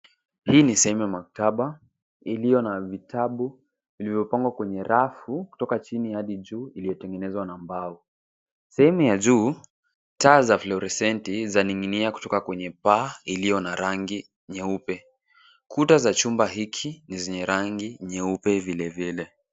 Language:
Swahili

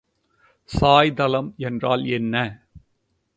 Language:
Tamil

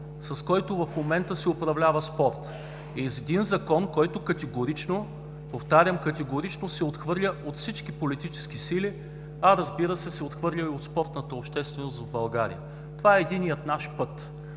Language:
Bulgarian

